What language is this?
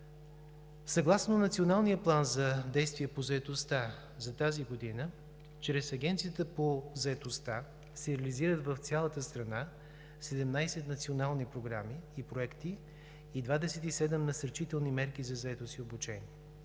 Bulgarian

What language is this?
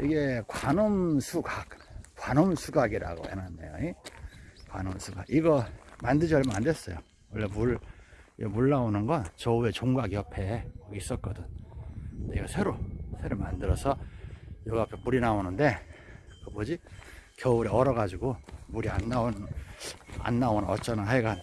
Korean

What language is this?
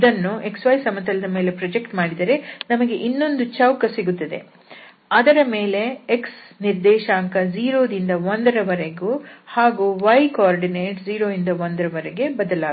Kannada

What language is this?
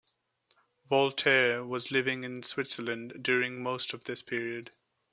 English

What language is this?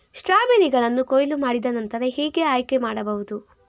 Kannada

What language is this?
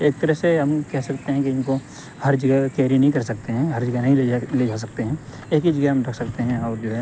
Urdu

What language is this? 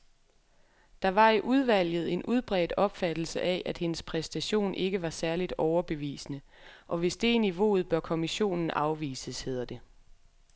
Danish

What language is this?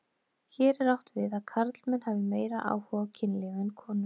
Icelandic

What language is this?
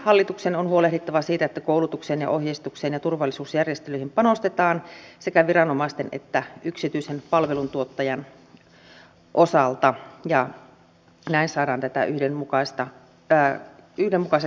Finnish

